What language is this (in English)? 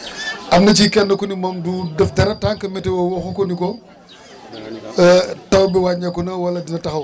Wolof